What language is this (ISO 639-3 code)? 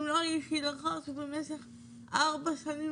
heb